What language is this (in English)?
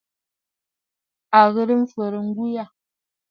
Bafut